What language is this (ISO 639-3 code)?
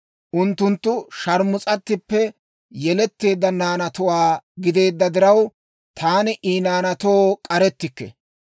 dwr